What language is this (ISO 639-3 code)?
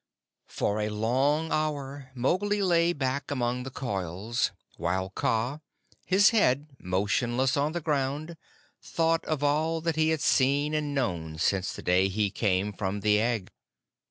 eng